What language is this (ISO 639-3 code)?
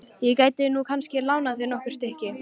isl